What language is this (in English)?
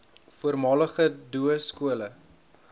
Afrikaans